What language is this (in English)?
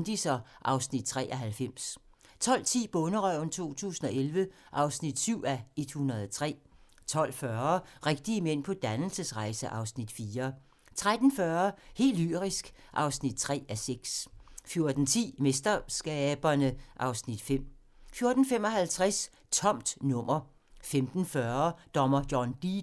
Danish